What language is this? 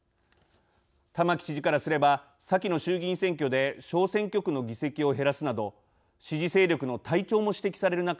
Japanese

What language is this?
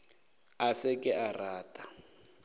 Northern Sotho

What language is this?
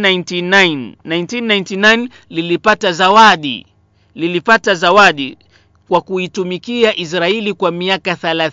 Swahili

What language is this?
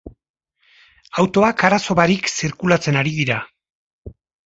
Basque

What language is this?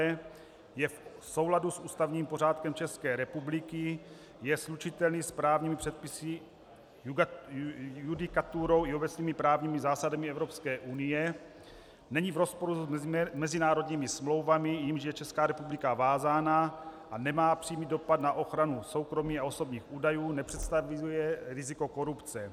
Czech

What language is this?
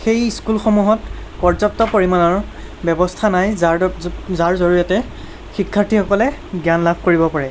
Assamese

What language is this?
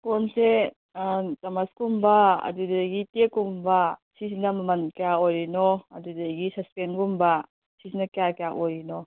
Manipuri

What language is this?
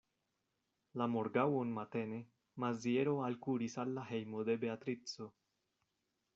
Esperanto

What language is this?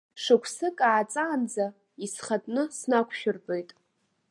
Abkhazian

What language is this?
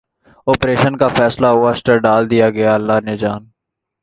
Urdu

